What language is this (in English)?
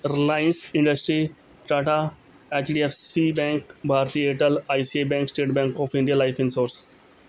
Punjabi